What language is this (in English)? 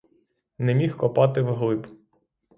Ukrainian